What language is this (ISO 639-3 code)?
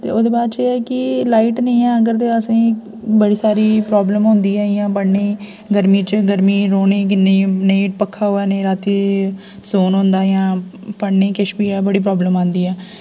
doi